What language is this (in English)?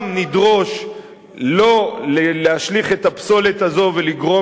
Hebrew